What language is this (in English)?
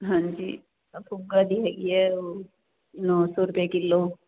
Punjabi